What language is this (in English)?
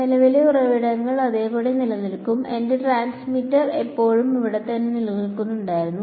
Malayalam